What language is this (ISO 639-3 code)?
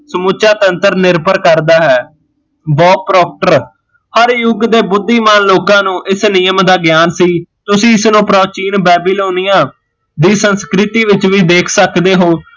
pan